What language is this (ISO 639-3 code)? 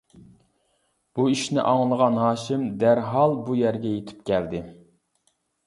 uig